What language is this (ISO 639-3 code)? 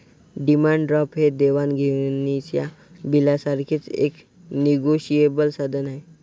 mar